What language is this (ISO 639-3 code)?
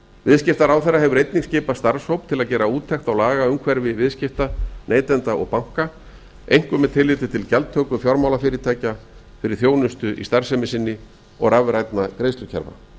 isl